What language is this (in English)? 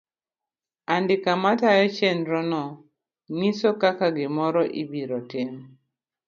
Luo (Kenya and Tanzania)